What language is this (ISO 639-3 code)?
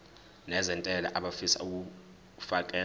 zul